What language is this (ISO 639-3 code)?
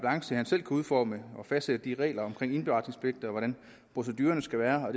dan